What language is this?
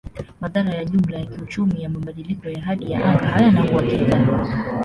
Swahili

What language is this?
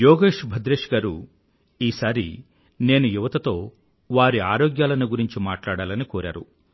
Telugu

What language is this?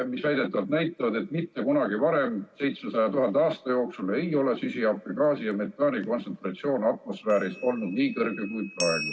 Estonian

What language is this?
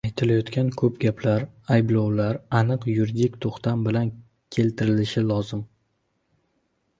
Uzbek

